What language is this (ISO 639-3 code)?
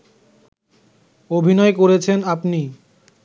ben